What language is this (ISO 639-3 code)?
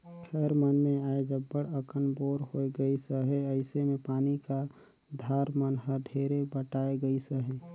hne